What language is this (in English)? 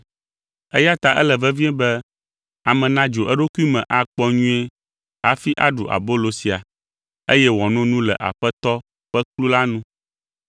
Ewe